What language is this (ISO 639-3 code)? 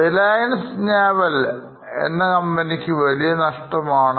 mal